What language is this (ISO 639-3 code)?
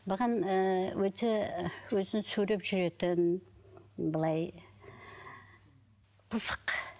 kaz